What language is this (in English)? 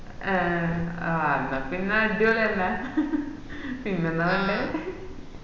Malayalam